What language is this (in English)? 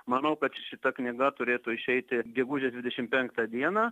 Lithuanian